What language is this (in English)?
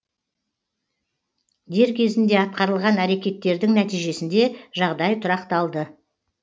Kazakh